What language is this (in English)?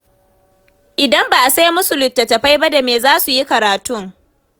Hausa